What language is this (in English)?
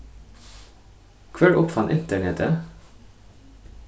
Faroese